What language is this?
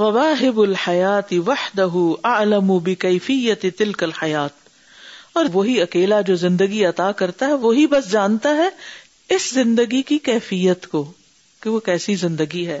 Urdu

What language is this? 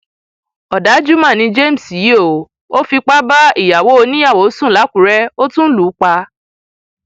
Yoruba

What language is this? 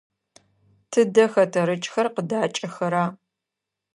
Adyghe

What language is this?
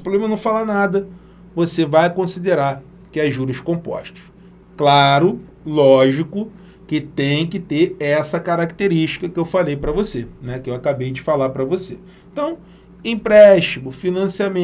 Portuguese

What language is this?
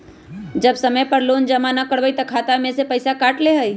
Magahi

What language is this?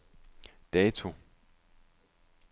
Danish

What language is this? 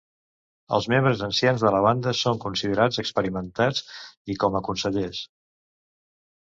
Catalan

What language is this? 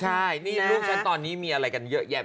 Thai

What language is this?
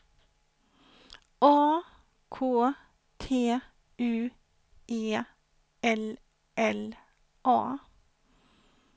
Swedish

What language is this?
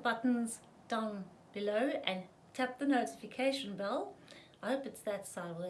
English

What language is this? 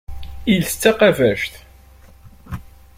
Kabyle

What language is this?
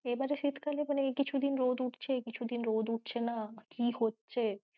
Bangla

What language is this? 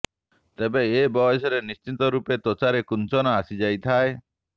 Odia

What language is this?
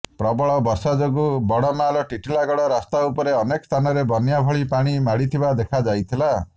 Odia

